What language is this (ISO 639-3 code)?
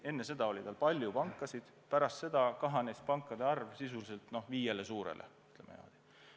est